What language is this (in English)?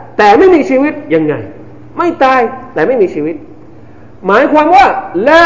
Thai